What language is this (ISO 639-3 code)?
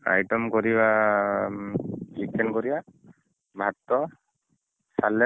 ori